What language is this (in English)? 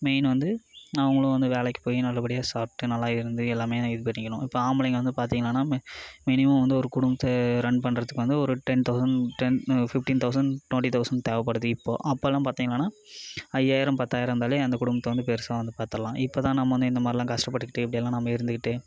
Tamil